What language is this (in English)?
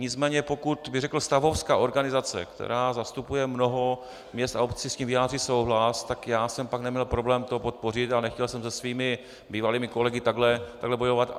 Czech